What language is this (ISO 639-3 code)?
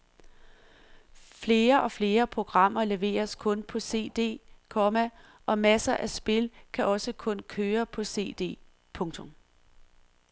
dan